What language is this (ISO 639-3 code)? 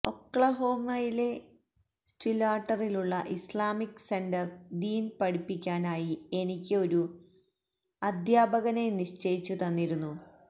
mal